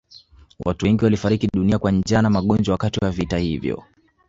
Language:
Swahili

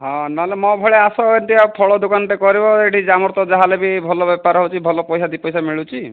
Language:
Odia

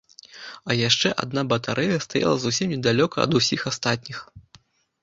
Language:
Belarusian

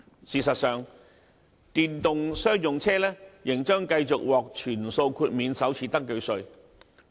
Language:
Cantonese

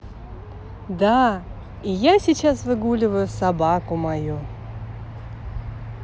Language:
Russian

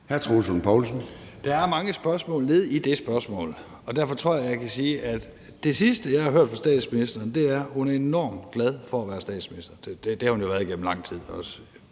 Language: Danish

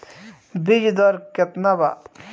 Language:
Bhojpuri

